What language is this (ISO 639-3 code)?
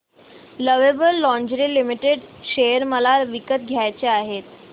mar